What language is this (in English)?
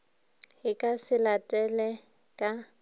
Northern Sotho